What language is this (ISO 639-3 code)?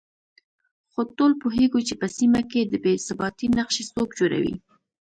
pus